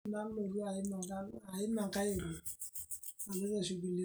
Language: Masai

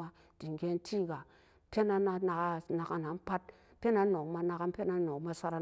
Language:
Samba Daka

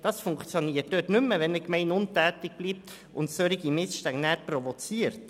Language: Swiss German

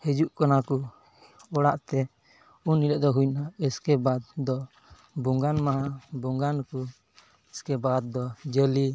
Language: Santali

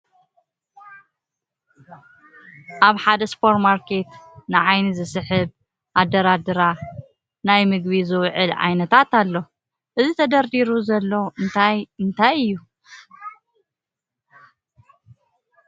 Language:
Tigrinya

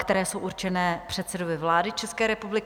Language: Czech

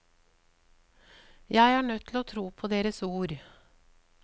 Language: Norwegian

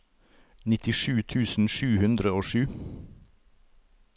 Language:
Norwegian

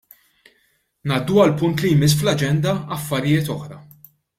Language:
Maltese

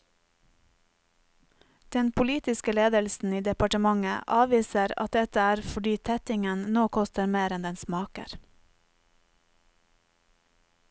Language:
Norwegian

